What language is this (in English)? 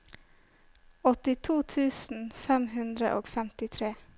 Norwegian